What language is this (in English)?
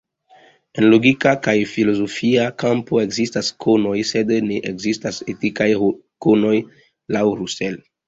Esperanto